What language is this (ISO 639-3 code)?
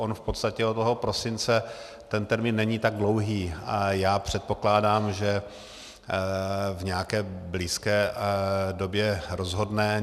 ces